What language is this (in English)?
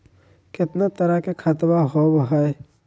Magahi